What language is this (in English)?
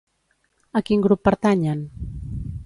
Catalan